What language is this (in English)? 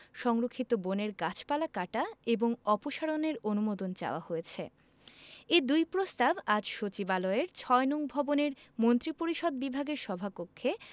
Bangla